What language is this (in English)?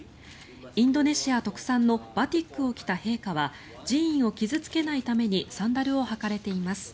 Japanese